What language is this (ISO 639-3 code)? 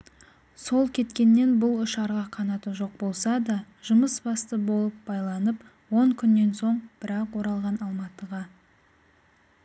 kaz